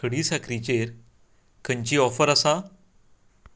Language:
Konkani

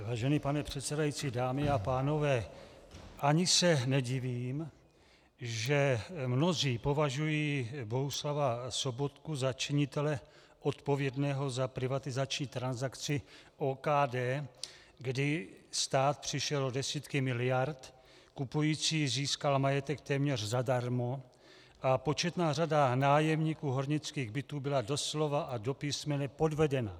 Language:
Czech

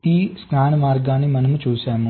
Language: Telugu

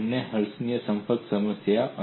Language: Gujarati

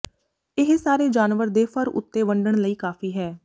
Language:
Punjabi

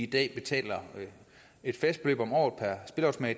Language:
Danish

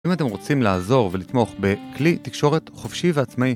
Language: Hebrew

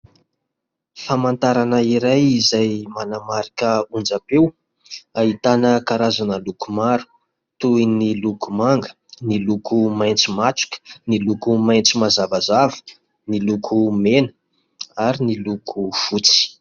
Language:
Malagasy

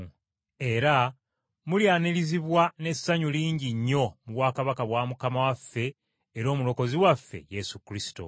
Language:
Ganda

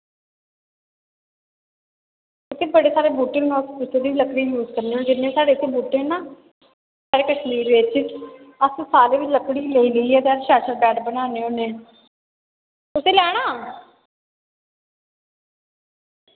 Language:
Dogri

